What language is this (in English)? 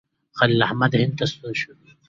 Pashto